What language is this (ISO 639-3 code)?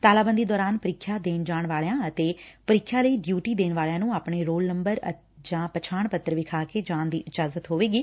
pan